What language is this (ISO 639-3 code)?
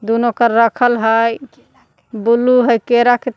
mag